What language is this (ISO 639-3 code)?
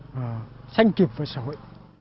vie